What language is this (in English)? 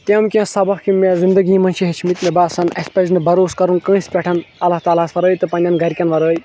Kashmiri